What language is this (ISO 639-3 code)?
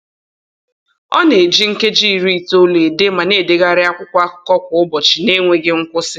ibo